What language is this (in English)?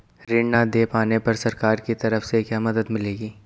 Hindi